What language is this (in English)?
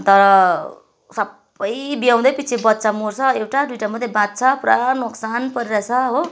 Nepali